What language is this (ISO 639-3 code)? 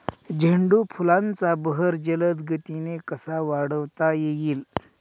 mar